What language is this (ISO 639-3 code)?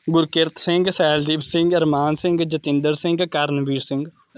pan